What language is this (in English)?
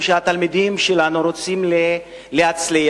Hebrew